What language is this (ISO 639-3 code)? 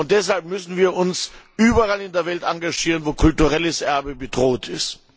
deu